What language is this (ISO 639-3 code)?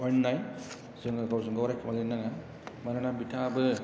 brx